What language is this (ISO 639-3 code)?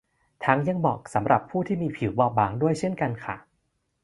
tha